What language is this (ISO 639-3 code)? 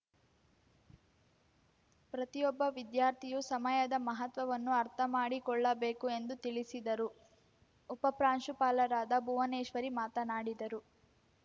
kan